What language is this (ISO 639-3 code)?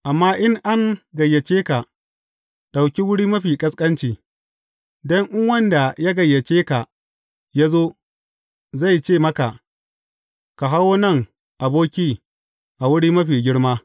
hau